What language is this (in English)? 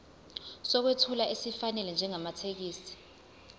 Zulu